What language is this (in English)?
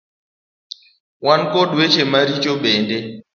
Luo (Kenya and Tanzania)